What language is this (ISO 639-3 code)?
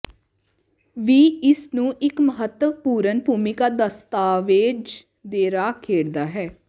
pan